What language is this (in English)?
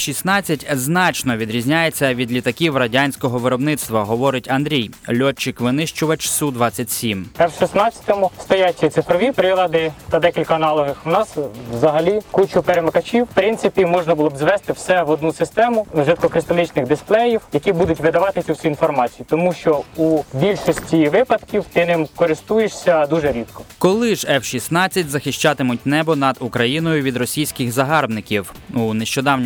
Ukrainian